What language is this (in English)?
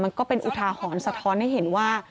Thai